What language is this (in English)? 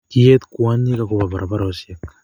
Kalenjin